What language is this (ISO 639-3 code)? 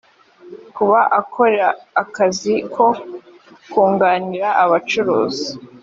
kin